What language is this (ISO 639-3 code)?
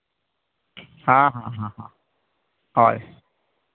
sat